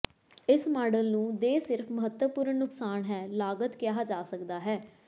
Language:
Punjabi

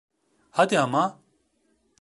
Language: Turkish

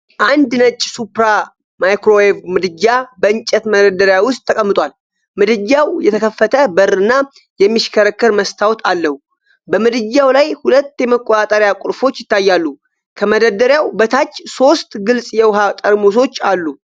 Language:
Amharic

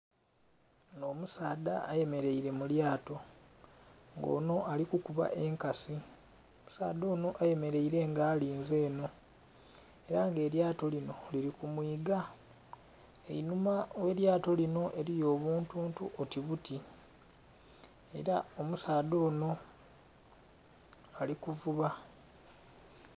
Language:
Soga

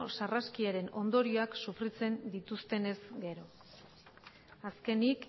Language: Basque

